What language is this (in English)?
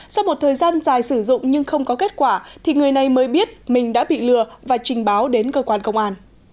Vietnamese